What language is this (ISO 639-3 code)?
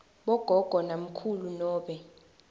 ssw